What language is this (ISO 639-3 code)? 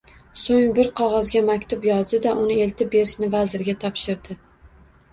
uzb